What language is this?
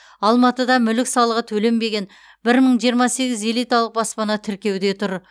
Kazakh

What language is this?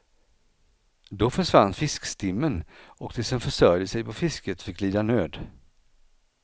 Swedish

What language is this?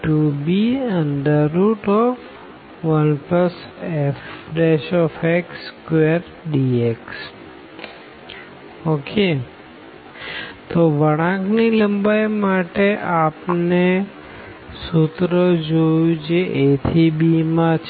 Gujarati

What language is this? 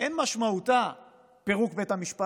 Hebrew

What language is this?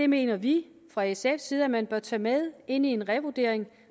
Danish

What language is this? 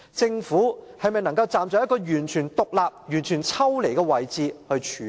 Cantonese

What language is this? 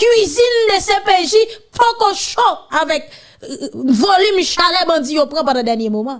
French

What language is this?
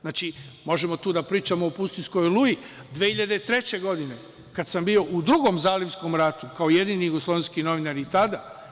Serbian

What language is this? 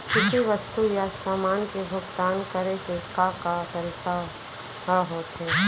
Chhattisgarhi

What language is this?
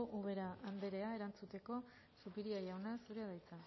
Basque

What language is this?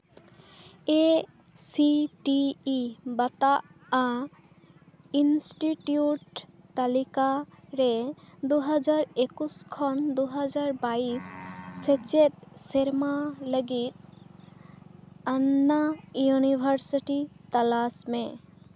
Santali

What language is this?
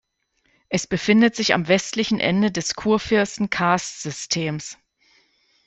German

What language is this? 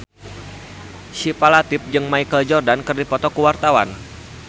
Sundanese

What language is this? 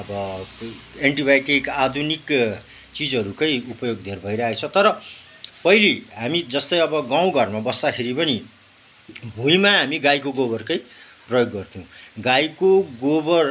Nepali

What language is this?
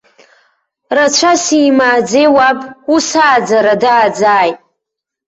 Abkhazian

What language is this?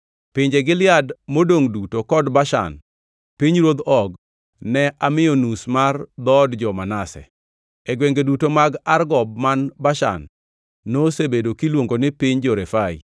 Luo (Kenya and Tanzania)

